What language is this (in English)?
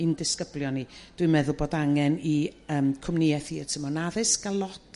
Welsh